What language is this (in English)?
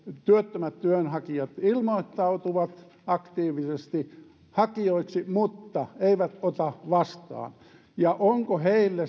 Finnish